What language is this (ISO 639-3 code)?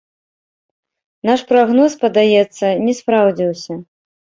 bel